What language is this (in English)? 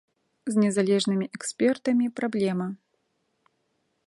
Belarusian